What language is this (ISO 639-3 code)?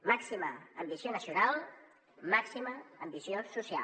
cat